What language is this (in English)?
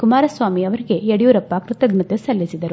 Kannada